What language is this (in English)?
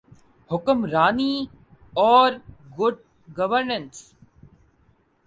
Urdu